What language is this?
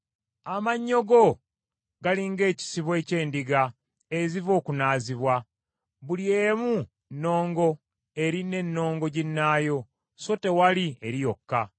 Ganda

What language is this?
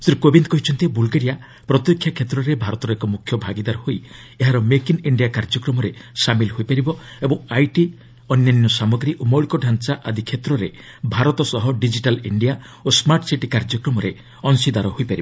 Odia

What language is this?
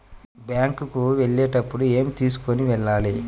Telugu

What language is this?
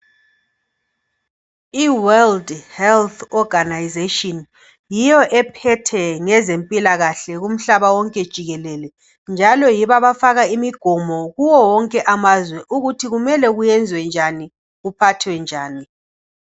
North Ndebele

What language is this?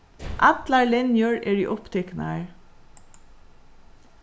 Faroese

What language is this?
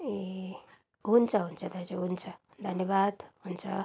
Nepali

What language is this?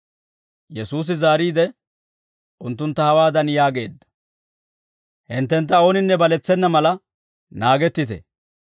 Dawro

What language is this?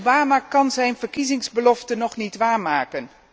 Dutch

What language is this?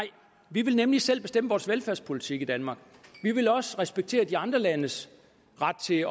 Danish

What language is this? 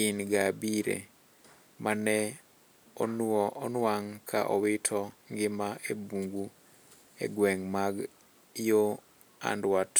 Luo (Kenya and Tanzania)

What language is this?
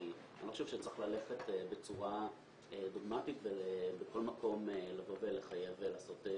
Hebrew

